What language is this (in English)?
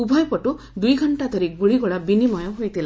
Odia